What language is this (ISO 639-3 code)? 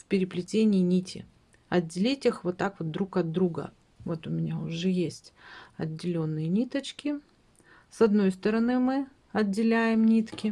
rus